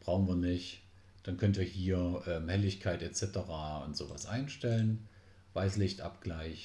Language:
German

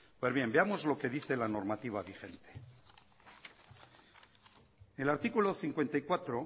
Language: Spanish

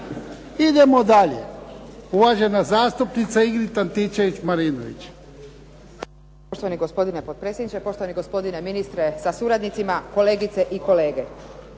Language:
Croatian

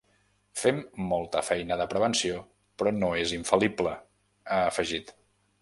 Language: Catalan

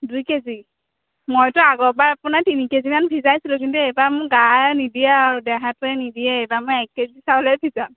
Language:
Assamese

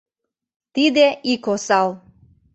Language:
Mari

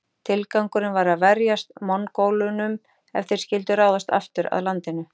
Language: Icelandic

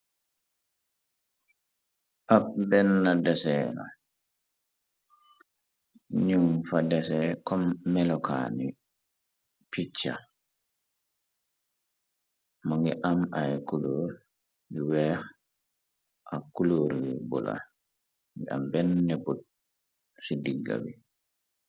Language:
Wolof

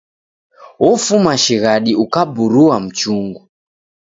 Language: Taita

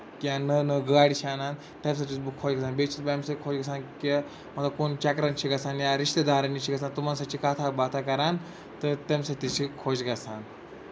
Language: Kashmiri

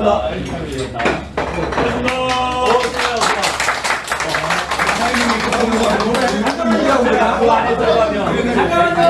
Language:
Korean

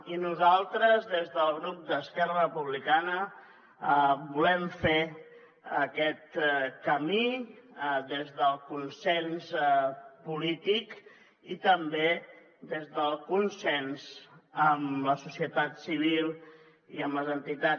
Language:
Catalan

